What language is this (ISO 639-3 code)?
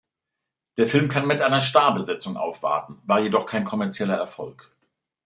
deu